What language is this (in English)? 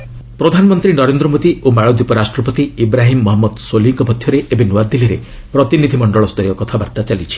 Odia